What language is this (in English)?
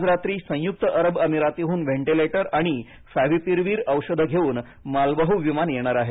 Marathi